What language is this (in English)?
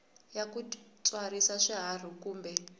Tsonga